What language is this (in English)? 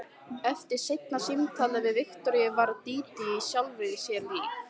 Icelandic